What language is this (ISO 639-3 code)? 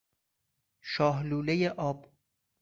fas